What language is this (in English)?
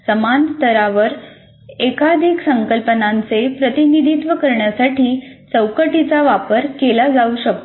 Marathi